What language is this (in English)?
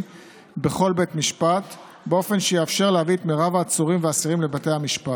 Hebrew